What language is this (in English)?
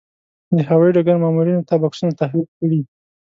Pashto